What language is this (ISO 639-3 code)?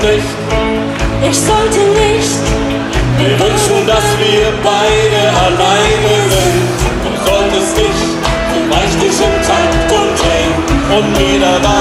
ron